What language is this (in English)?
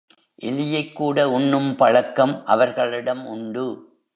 Tamil